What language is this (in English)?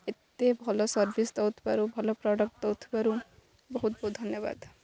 Odia